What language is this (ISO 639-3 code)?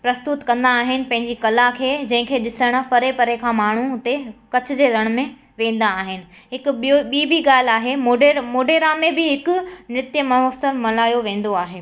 snd